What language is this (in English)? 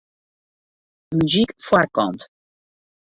Western Frisian